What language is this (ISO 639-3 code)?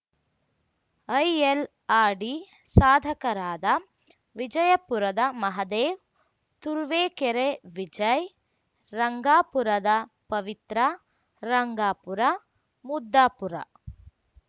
kan